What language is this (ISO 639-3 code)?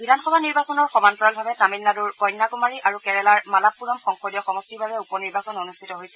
asm